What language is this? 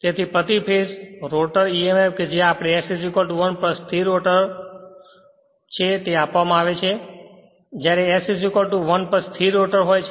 Gujarati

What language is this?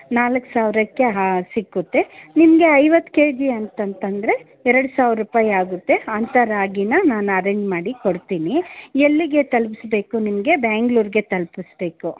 Kannada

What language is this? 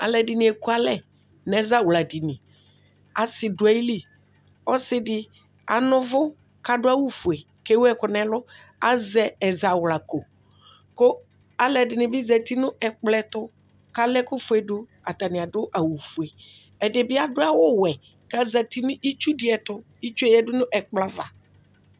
Ikposo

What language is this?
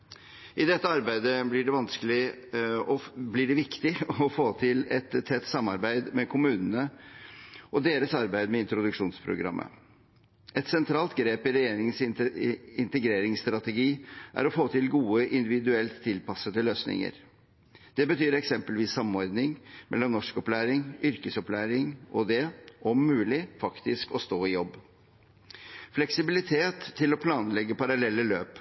Norwegian Bokmål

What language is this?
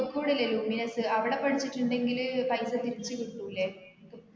Malayalam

